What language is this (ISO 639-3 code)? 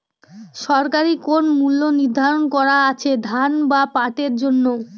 ben